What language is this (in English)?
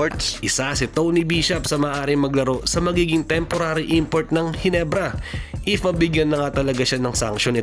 Filipino